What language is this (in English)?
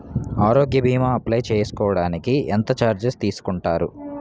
Telugu